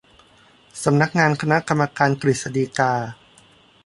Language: Thai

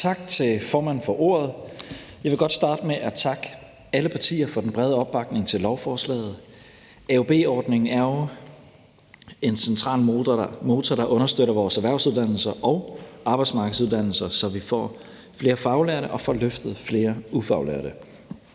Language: Danish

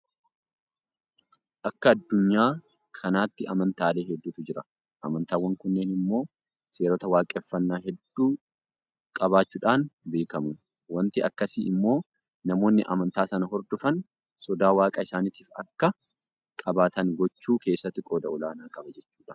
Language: Oromo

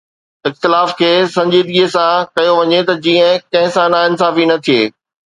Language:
Sindhi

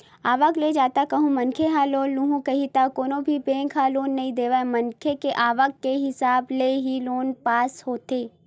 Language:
Chhattisgarhi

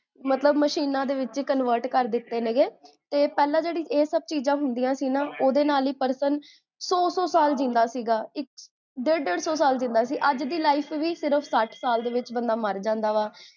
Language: Punjabi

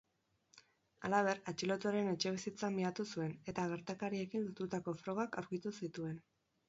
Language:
Basque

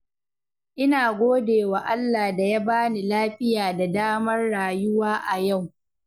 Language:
Hausa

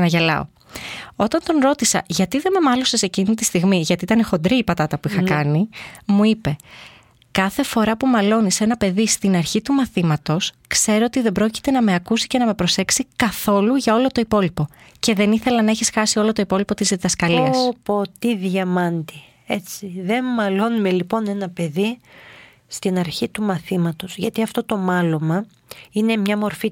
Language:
Greek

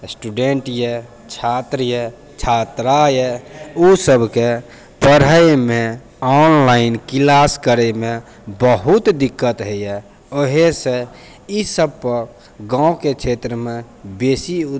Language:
Maithili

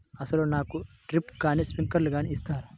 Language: Telugu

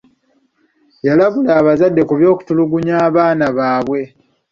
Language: Ganda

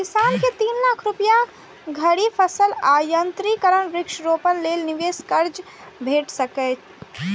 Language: Maithili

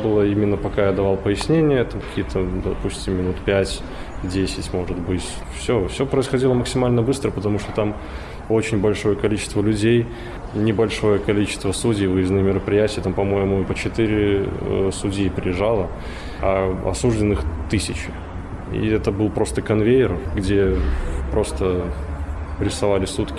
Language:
Russian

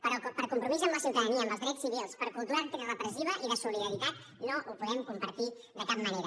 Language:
Catalan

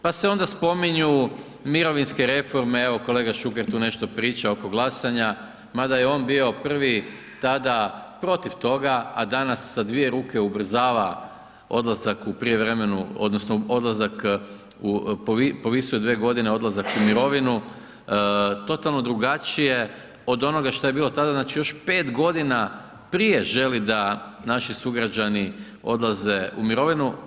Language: Croatian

